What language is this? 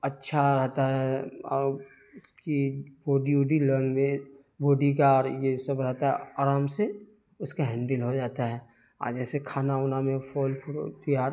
Urdu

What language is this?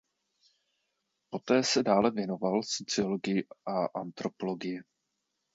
Czech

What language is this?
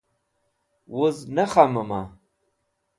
Wakhi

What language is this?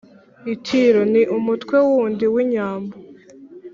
Kinyarwanda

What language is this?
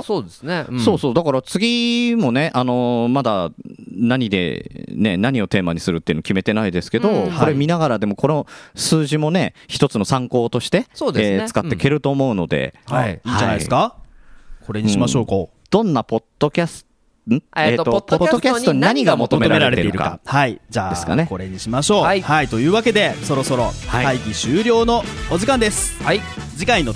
Japanese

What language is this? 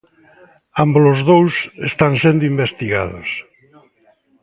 Galician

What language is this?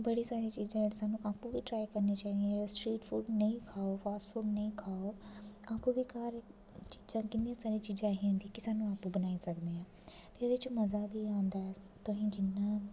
Dogri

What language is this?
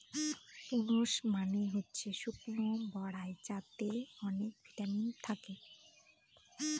Bangla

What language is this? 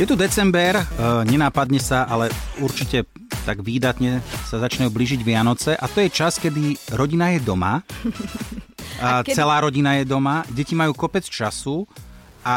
Slovak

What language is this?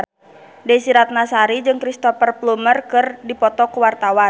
Sundanese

